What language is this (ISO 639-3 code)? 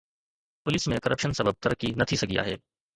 snd